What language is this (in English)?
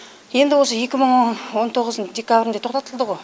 Kazakh